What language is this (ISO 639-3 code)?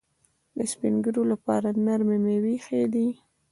pus